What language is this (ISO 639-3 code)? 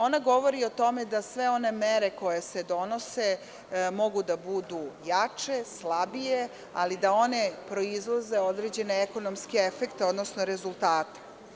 srp